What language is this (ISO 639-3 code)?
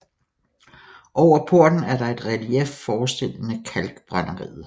dan